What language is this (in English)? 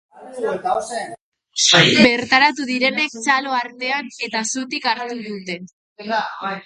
Basque